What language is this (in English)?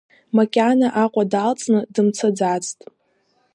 Abkhazian